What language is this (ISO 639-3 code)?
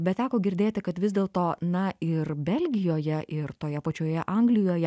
lit